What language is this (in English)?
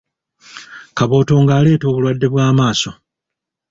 Ganda